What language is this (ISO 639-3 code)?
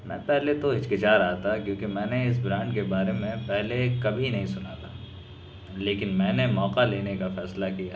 urd